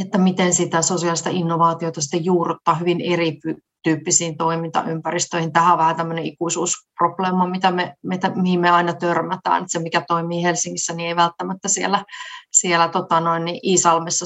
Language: Finnish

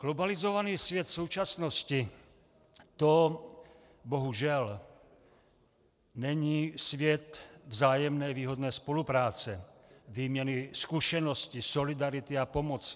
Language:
Czech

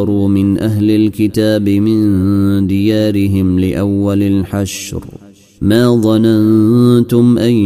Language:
Arabic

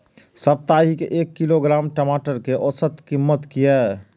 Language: Maithili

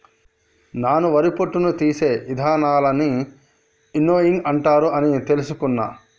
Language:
Telugu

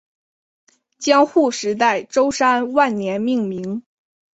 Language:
Chinese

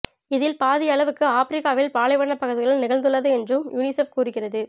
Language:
Tamil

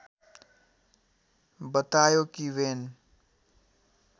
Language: Nepali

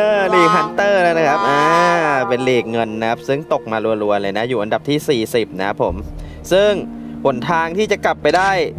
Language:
Thai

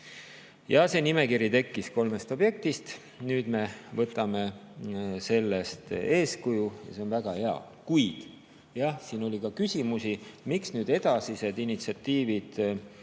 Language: Estonian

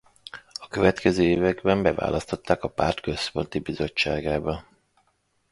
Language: Hungarian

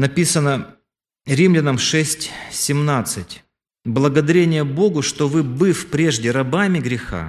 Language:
Russian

